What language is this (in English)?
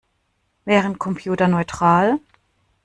German